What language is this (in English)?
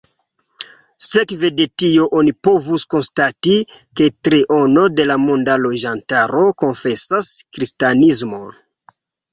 Esperanto